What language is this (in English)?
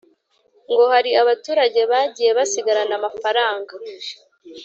Kinyarwanda